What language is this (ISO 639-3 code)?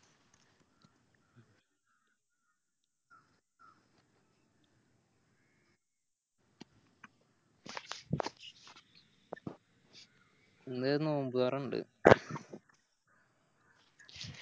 mal